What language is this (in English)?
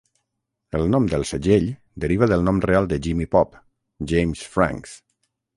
Catalan